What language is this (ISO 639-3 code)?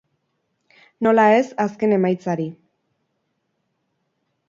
eus